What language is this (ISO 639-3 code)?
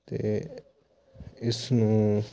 pan